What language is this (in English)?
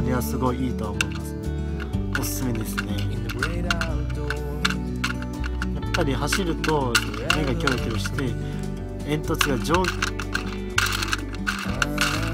Japanese